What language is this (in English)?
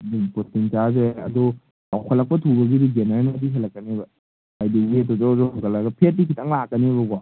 Manipuri